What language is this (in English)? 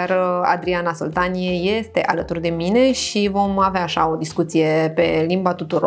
Romanian